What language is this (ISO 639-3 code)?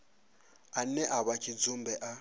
ven